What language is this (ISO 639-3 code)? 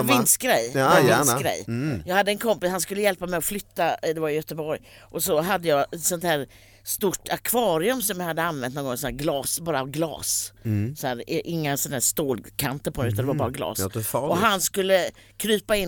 swe